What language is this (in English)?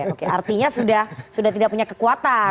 Indonesian